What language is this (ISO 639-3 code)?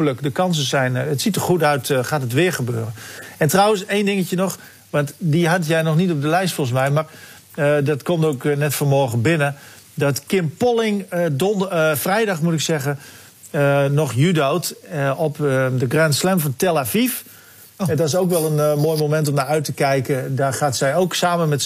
nld